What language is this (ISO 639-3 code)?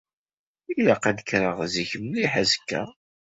kab